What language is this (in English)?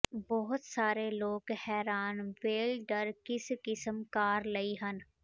Punjabi